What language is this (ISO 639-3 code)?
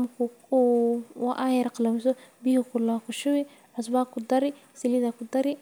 som